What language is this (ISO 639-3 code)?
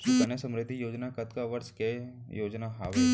hne